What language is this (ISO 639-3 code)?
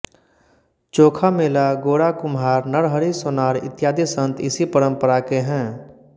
hin